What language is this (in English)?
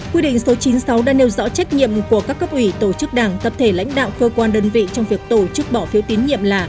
Vietnamese